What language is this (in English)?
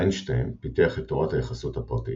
Hebrew